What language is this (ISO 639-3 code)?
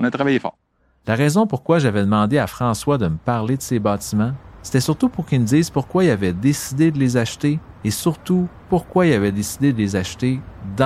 fra